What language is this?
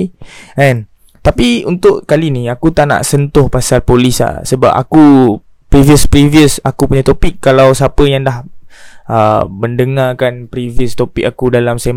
Malay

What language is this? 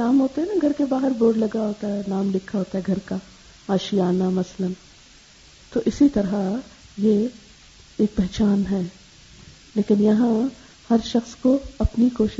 Urdu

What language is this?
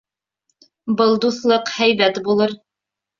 Bashkir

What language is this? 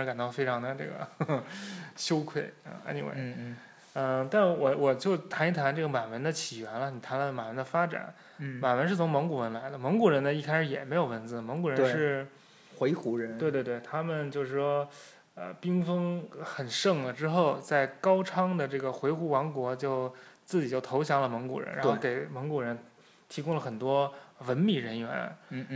Chinese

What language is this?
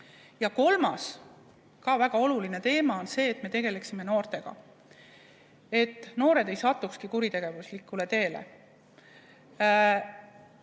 Estonian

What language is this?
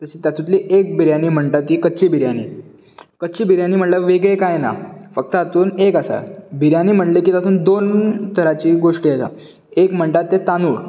Konkani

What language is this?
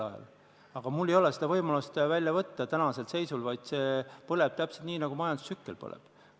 Estonian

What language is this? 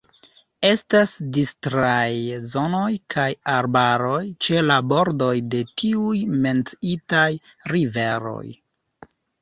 Esperanto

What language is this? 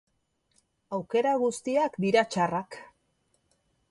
Basque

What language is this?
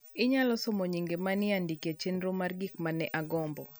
Luo (Kenya and Tanzania)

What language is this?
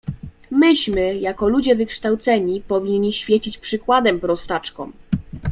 Polish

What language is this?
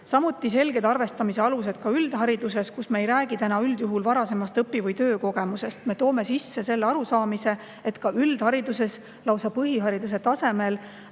Estonian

